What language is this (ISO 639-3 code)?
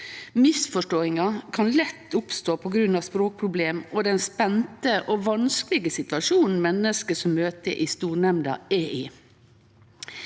nor